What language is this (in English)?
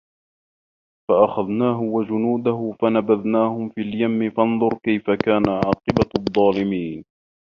Arabic